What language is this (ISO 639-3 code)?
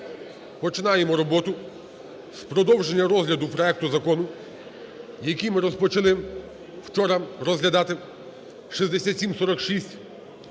ukr